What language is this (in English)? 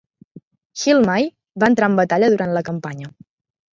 Catalan